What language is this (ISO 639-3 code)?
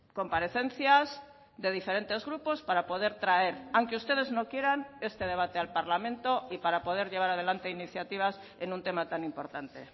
spa